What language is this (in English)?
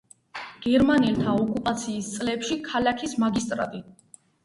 Georgian